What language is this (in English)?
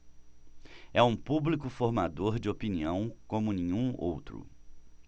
Portuguese